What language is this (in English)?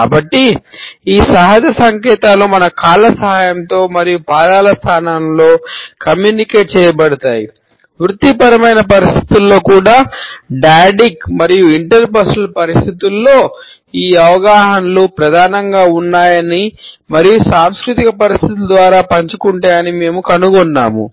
Telugu